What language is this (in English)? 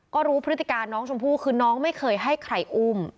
Thai